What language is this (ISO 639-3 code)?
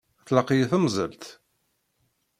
kab